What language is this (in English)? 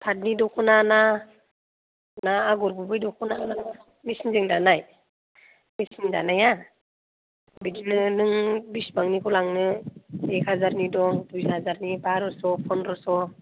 Bodo